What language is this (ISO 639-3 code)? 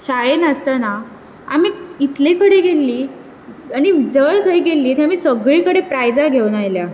kok